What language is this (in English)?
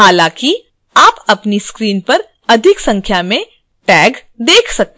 Hindi